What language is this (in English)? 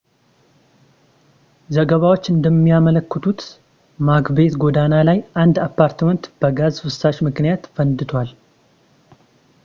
Amharic